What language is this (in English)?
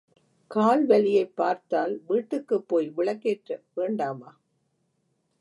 Tamil